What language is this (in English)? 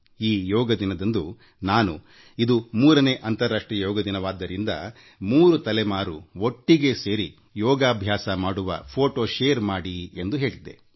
Kannada